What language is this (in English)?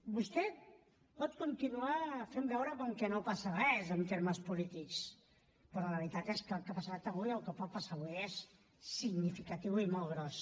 Catalan